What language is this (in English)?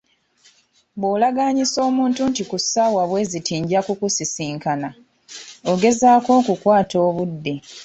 Ganda